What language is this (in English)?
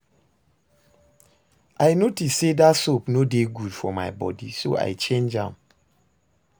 Nigerian Pidgin